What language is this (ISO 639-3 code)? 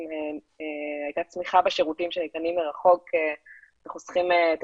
heb